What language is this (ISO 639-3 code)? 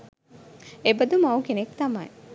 sin